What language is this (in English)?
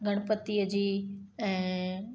Sindhi